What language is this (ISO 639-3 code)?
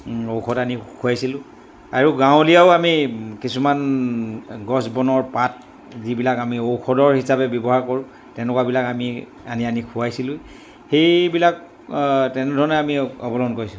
asm